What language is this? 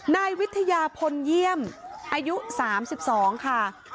Thai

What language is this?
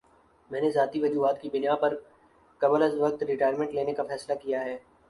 Urdu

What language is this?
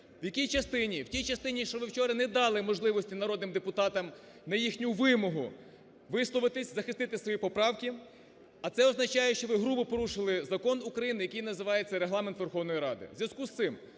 Ukrainian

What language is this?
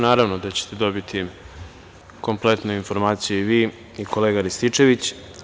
Serbian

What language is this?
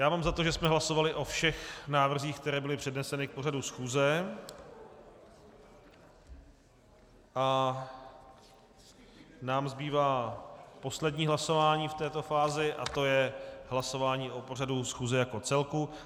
Czech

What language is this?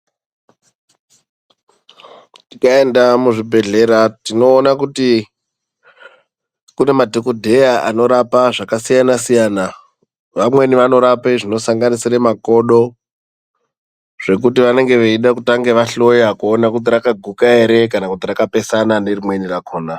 Ndau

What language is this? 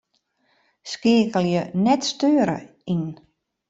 Western Frisian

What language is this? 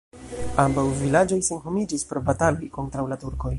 Esperanto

